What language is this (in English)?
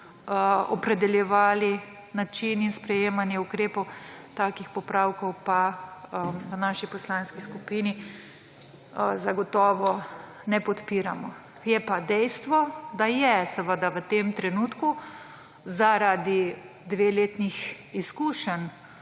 Slovenian